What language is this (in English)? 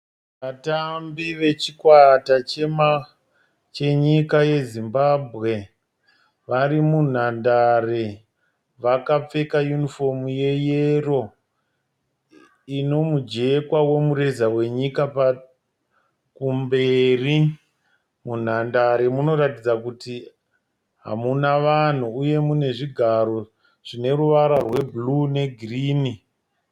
Shona